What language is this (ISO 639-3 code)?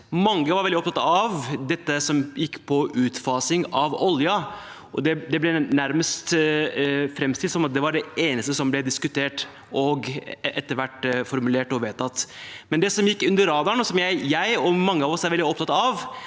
nor